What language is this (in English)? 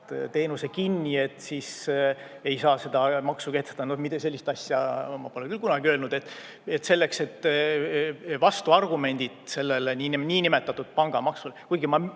Estonian